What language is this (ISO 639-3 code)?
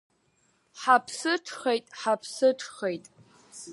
abk